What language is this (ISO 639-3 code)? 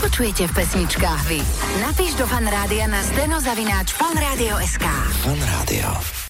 slk